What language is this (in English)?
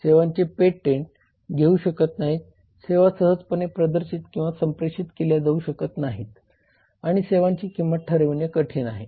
Marathi